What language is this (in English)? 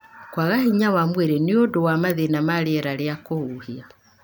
Kikuyu